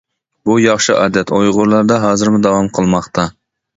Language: Uyghur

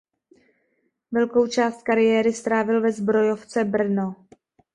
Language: Czech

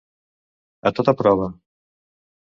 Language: Catalan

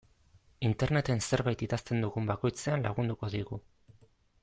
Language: Basque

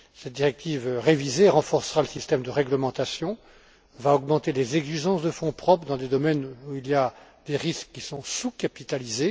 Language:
French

